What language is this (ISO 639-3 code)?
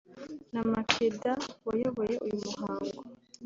kin